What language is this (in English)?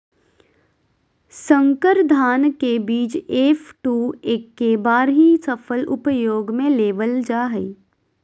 Magahi